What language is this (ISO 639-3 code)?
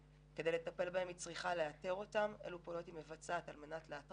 heb